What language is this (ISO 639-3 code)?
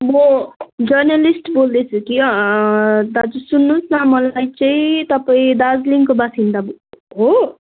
nep